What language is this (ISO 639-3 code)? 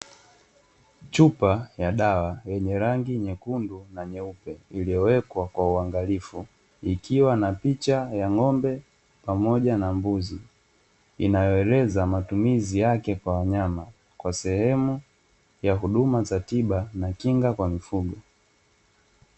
swa